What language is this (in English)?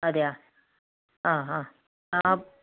Malayalam